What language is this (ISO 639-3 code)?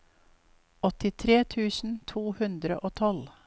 nor